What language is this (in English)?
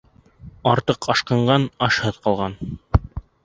Bashkir